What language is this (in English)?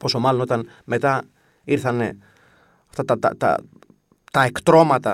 Greek